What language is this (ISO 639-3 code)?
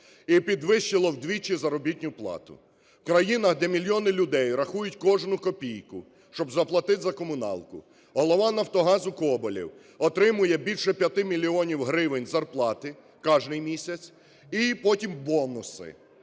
ukr